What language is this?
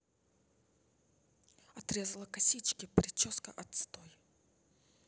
Russian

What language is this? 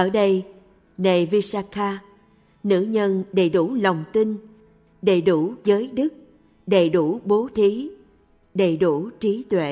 Vietnamese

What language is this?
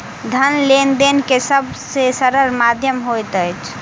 Maithili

